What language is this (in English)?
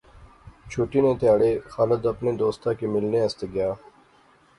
Pahari-Potwari